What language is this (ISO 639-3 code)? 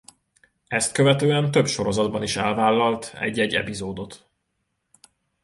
hun